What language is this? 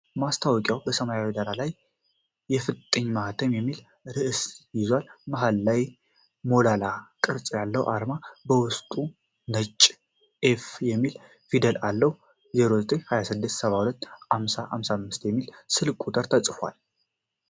Amharic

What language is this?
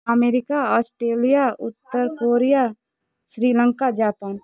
Odia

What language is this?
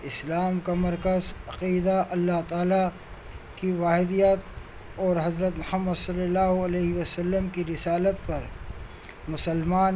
Urdu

